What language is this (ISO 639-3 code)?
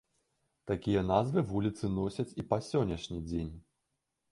bel